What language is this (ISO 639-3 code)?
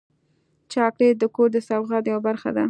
pus